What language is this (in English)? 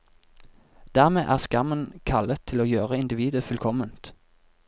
Norwegian